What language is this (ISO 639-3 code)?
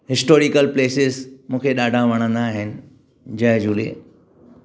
snd